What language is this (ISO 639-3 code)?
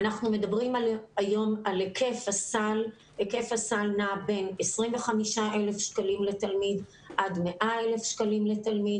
heb